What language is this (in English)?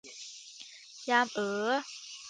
Thai